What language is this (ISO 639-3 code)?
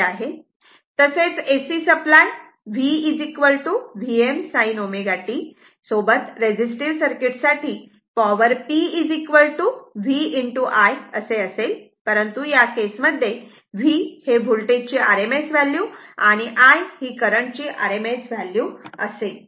mar